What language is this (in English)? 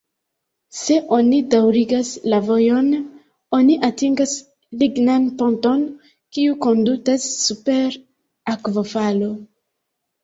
Esperanto